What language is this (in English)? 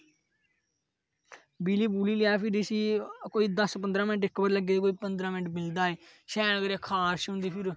Dogri